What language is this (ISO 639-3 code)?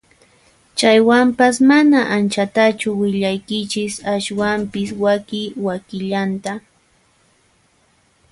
qxp